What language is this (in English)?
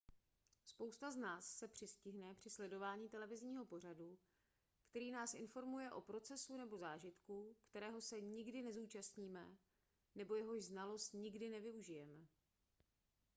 Czech